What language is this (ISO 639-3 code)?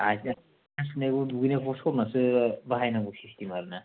brx